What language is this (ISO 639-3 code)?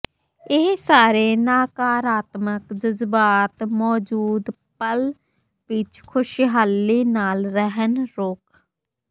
pan